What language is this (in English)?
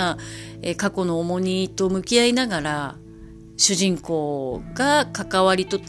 Japanese